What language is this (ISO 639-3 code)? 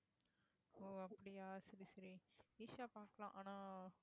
tam